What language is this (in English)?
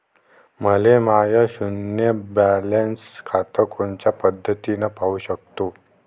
Marathi